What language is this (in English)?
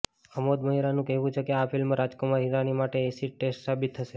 Gujarati